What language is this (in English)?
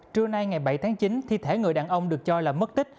Vietnamese